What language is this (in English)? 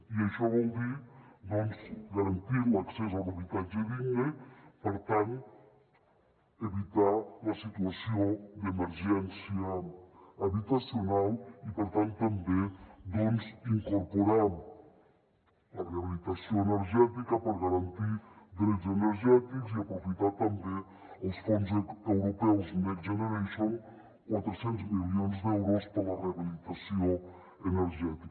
Catalan